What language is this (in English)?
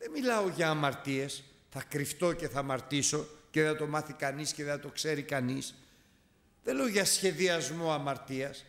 Greek